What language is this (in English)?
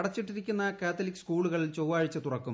Malayalam